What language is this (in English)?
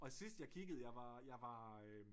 Danish